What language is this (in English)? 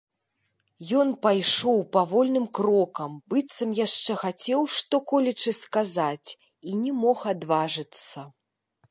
Belarusian